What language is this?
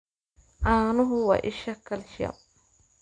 Somali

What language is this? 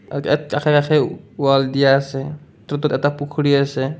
Assamese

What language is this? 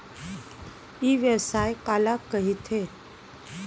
Chhattisgarhi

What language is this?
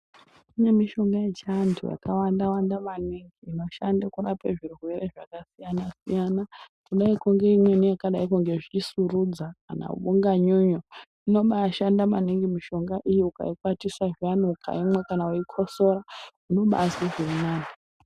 Ndau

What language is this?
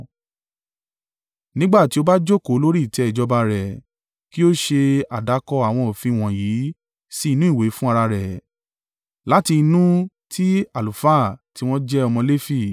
Yoruba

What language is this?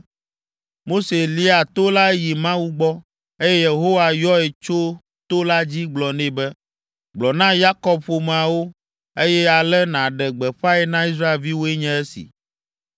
Ewe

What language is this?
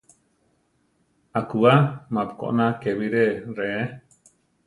Central Tarahumara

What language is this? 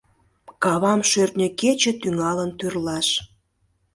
Mari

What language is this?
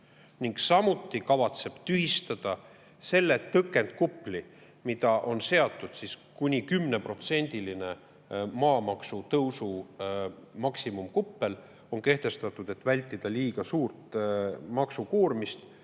Estonian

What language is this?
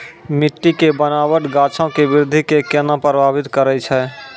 Maithili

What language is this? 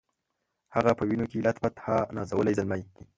Pashto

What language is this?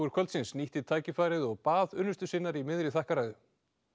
Icelandic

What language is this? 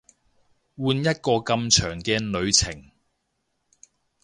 Cantonese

